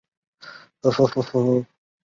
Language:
Chinese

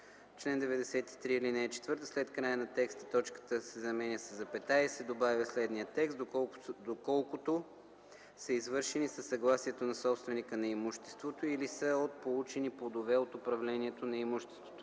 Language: Bulgarian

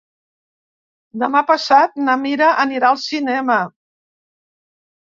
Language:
Catalan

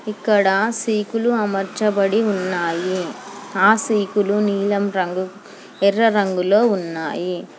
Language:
Telugu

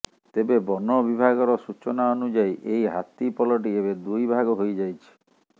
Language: Odia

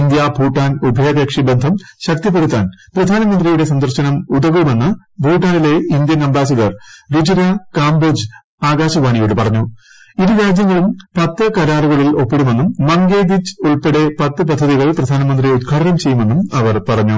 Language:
Malayalam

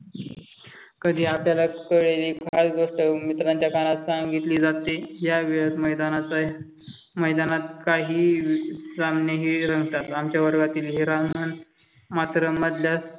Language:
Marathi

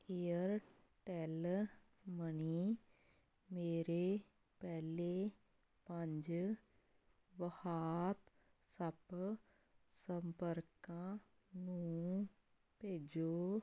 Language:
Punjabi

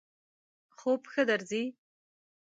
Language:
Pashto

